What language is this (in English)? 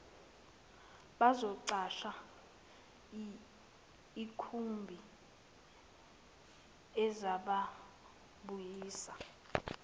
Zulu